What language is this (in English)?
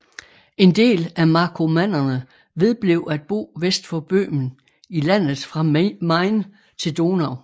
Danish